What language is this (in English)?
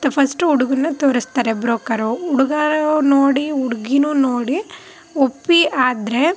Kannada